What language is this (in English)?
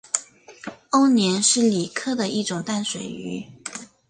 Chinese